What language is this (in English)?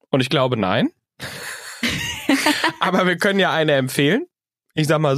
German